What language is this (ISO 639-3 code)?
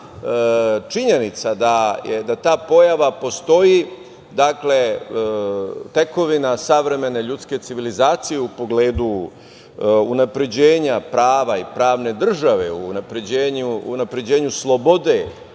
srp